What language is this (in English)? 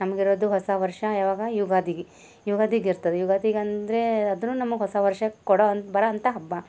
Kannada